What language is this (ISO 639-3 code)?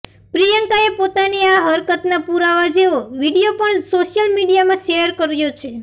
guj